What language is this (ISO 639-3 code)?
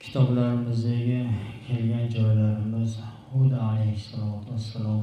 tur